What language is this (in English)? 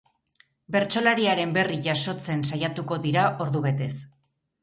Basque